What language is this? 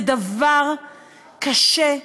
Hebrew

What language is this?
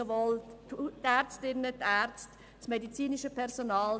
Swiss German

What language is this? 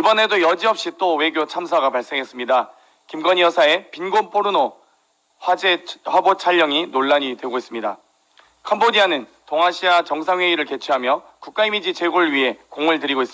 Korean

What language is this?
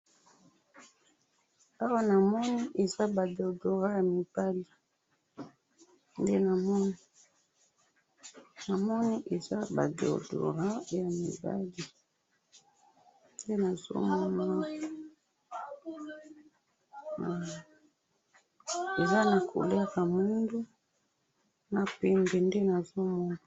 Lingala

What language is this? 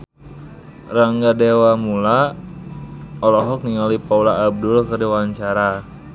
Sundanese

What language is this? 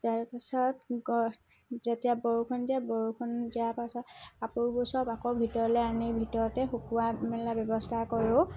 Assamese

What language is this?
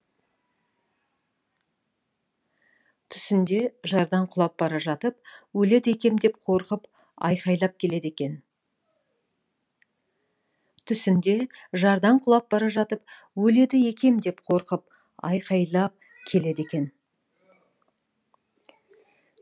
Kazakh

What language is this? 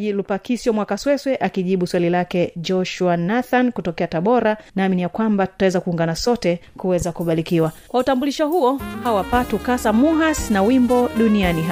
Swahili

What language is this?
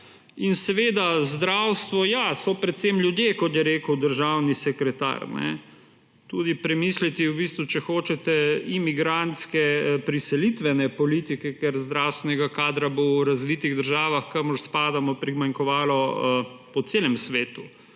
Slovenian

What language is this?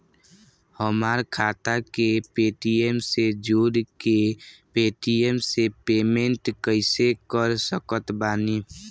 Bhojpuri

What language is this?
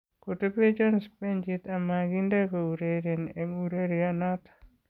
Kalenjin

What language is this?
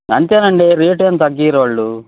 Telugu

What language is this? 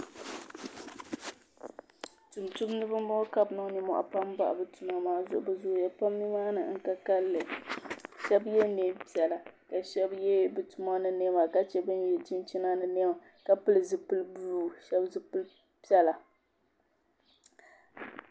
Dagbani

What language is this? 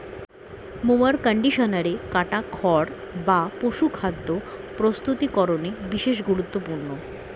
Bangla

